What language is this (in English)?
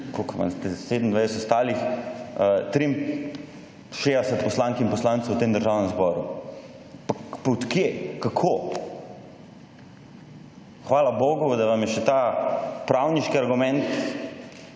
Slovenian